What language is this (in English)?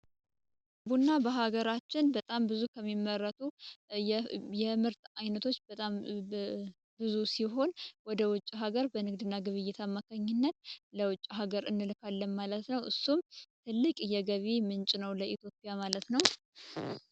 Amharic